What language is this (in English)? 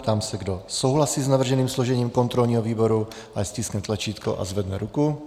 Czech